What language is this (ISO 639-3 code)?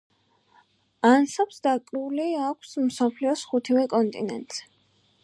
kat